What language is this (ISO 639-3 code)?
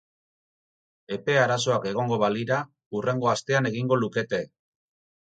eus